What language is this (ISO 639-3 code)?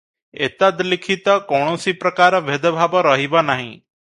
ori